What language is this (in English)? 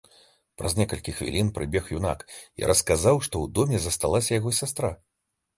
Belarusian